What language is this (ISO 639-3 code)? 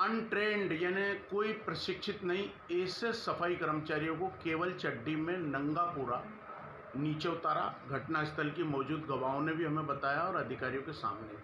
hin